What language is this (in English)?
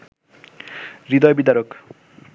Bangla